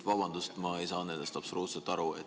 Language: Estonian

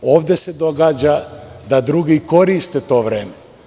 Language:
Serbian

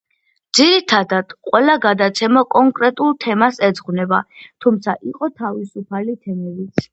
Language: Georgian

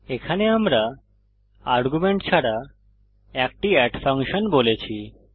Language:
Bangla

